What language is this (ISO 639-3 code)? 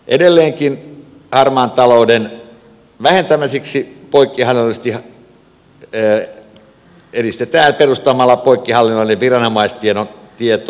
fin